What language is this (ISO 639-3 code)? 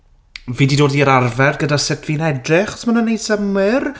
cym